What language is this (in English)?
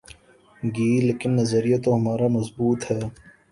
Urdu